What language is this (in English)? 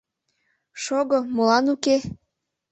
Mari